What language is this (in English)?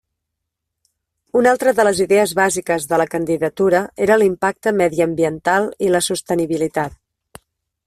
Catalan